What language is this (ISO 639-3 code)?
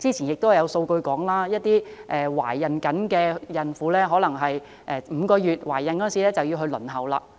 yue